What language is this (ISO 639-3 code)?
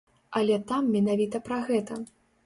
bel